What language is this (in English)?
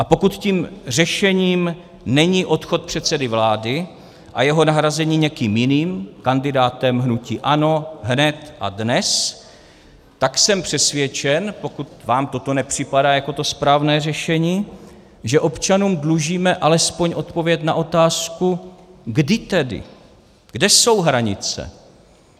Czech